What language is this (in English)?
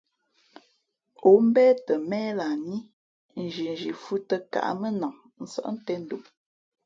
Fe'fe'